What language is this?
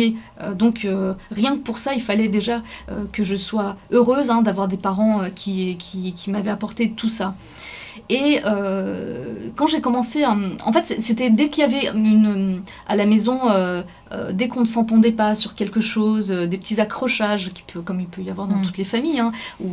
French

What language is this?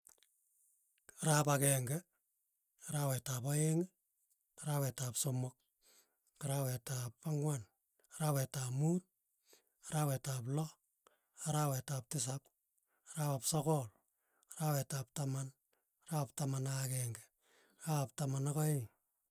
Tugen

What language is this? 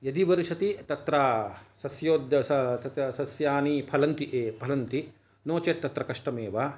Sanskrit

